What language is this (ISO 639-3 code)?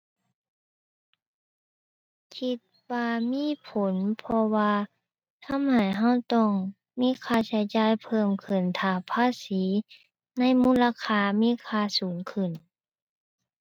tha